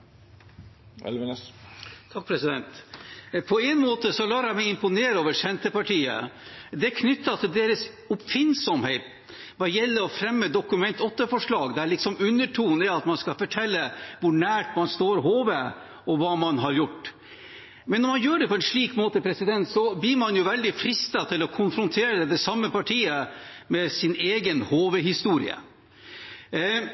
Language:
Norwegian Bokmål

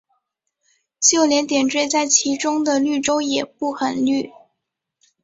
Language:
Chinese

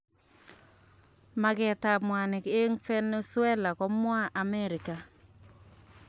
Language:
Kalenjin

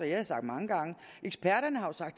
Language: Danish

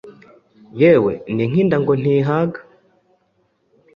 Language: Kinyarwanda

